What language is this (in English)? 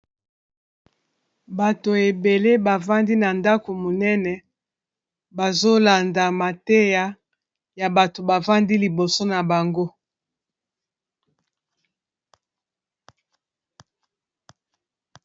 Lingala